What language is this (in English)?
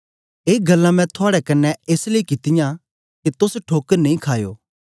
Dogri